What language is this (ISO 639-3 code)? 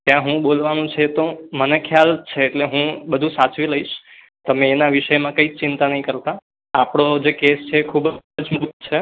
guj